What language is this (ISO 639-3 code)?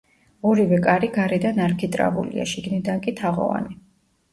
kat